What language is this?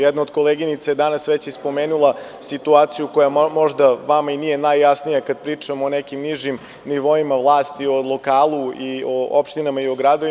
Serbian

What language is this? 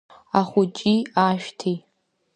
Abkhazian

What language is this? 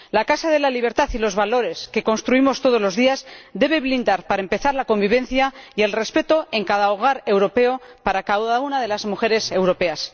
Spanish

